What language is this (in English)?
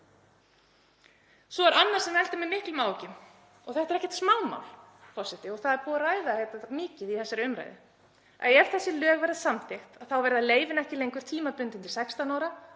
Icelandic